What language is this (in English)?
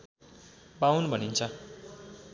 Nepali